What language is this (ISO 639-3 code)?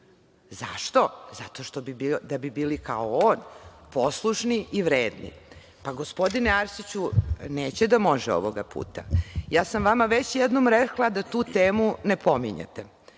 srp